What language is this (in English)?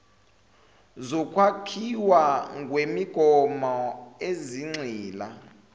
Zulu